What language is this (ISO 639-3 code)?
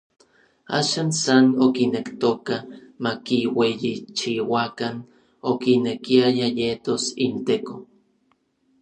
nlv